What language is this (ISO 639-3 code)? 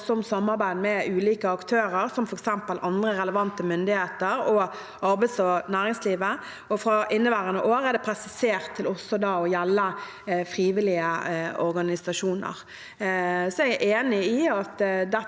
nor